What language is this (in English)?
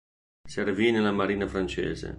Italian